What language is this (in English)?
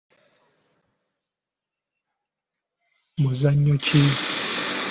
Ganda